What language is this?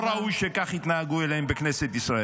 Hebrew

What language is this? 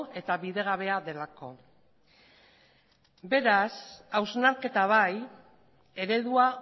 Basque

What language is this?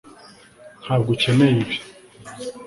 Kinyarwanda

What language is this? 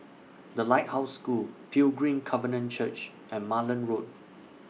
English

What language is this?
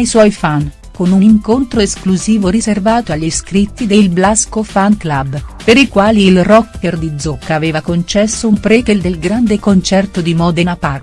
Italian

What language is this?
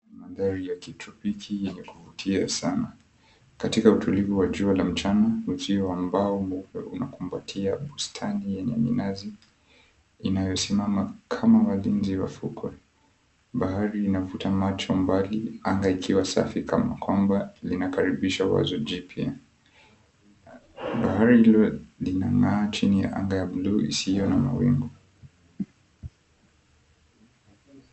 Swahili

